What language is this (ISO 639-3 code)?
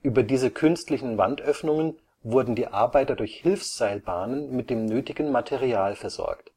deu